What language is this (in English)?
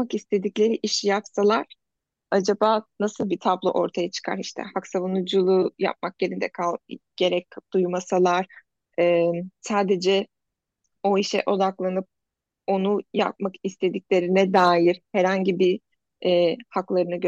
Turkish